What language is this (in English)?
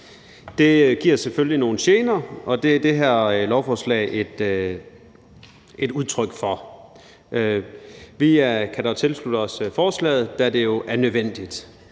Danish